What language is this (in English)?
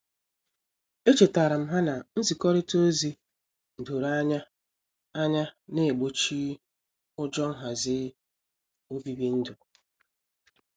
Igbo